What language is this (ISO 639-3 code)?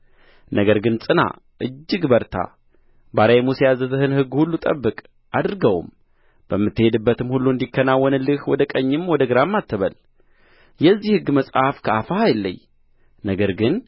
amh